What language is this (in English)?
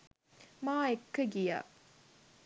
Sinhala